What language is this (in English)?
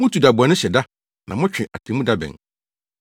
Akan